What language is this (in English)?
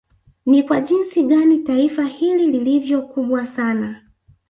Swahili